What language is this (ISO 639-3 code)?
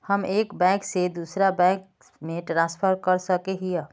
mag